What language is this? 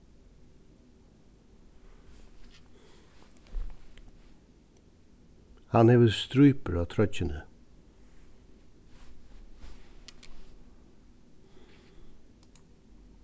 Faroese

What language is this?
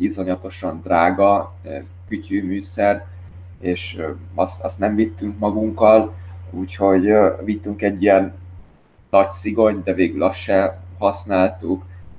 Hungarian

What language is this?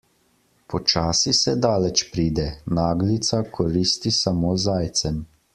Slovenian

